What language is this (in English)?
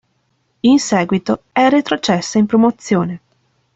Italian